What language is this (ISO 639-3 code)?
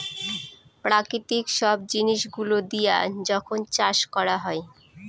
ben